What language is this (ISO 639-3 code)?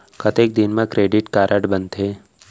hne